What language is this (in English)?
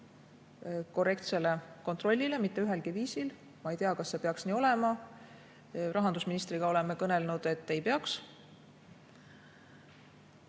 Estonian